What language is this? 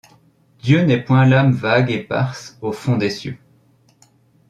French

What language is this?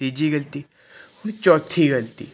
Punjabi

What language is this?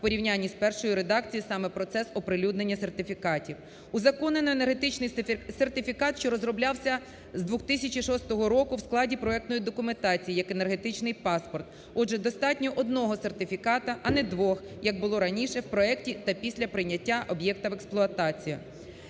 Ukrainian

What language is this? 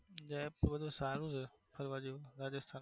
Gujarati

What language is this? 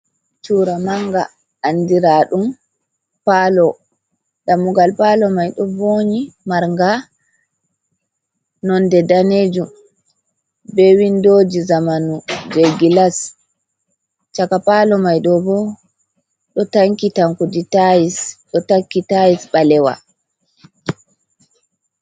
Fula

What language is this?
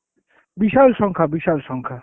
Bangla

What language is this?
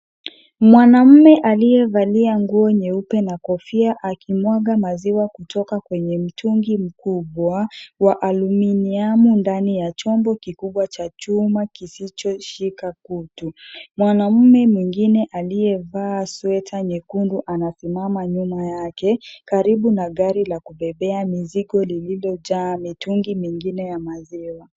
Swahili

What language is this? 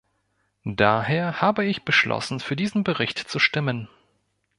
German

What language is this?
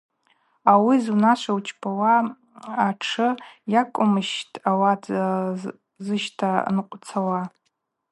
Abaza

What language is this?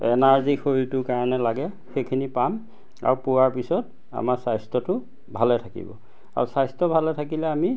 Assamese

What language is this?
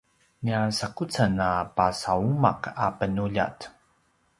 Paiwan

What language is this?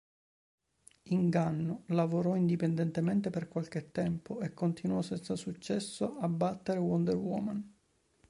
Italian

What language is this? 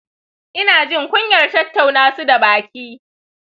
Hausa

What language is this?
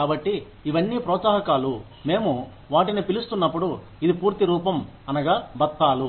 Telugu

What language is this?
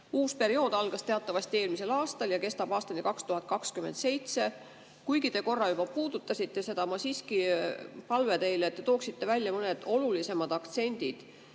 Estonian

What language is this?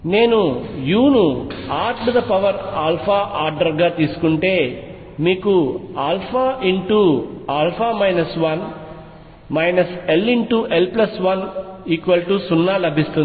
Telugu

